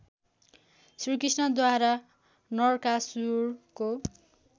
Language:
Nepali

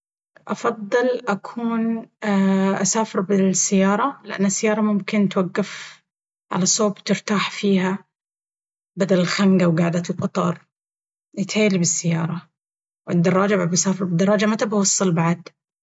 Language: Baharna Arabic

